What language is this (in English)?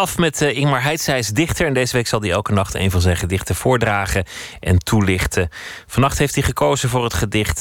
Dutch